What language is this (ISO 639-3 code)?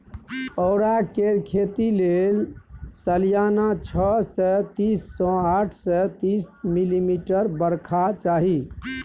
mai